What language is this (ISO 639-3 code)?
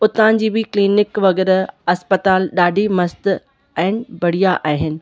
snd